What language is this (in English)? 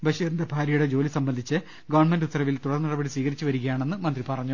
Malayalam